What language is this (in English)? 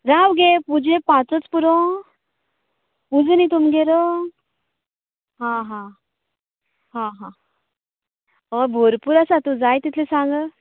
Konkani